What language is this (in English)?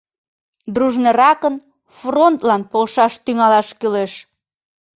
Mari